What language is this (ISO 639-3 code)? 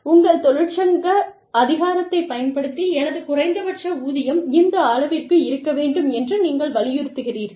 tam